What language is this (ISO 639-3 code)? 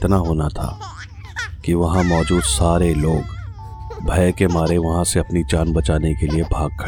hin